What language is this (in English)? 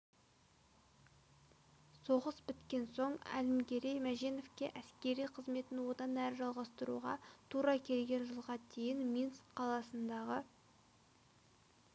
Kazakh